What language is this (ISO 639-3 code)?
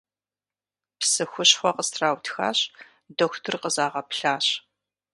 kbd